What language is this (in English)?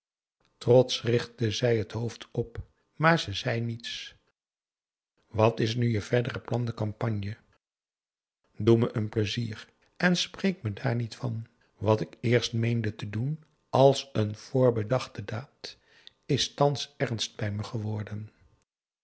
Dutch